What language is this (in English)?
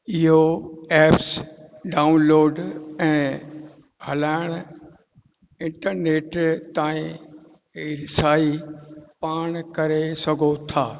Sindhi